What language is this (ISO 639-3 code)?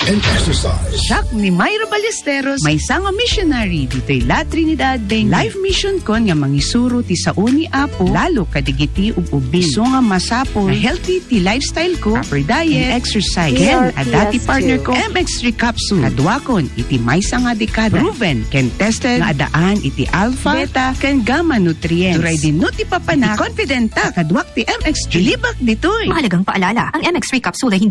fil